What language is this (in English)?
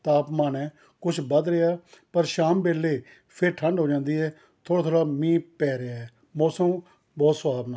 Punjabi